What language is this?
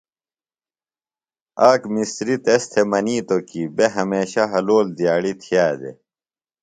Phalura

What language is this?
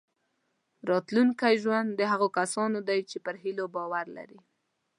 Pashto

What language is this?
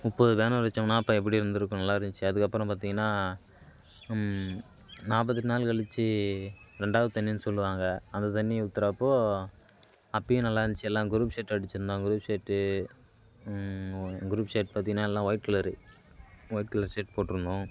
Tamil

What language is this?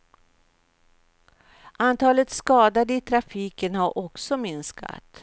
Swedish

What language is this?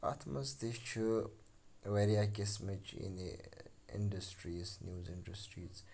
Kashmiri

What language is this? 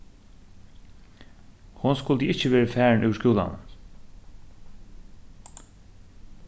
Faroese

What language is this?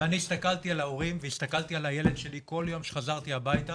Hebrew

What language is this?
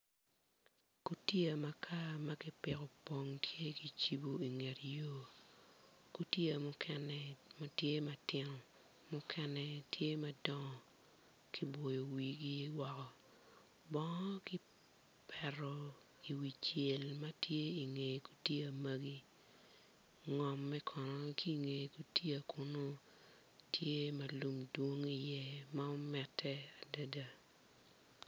Acoli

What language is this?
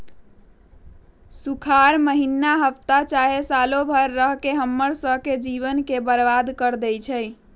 Magahi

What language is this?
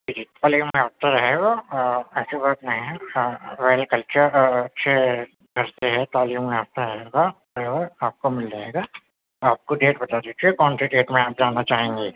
Urdu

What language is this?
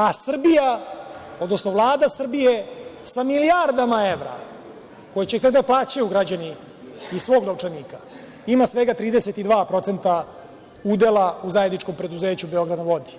Serbian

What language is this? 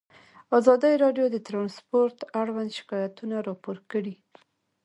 Pashto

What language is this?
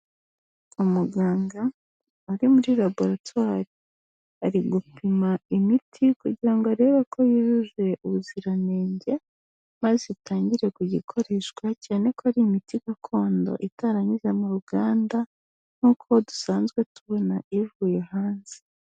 Kinyarwanda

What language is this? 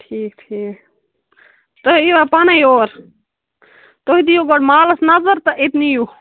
Kashmiri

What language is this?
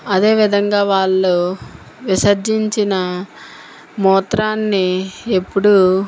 Telugu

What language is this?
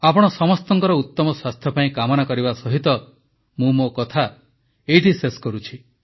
Odia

